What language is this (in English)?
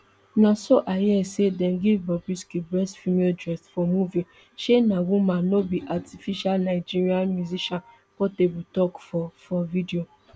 Nigerian Pidgin